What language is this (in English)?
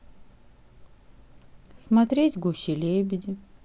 Russian